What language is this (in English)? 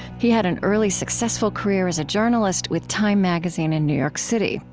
English